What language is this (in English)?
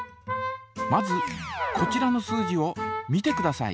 Japanese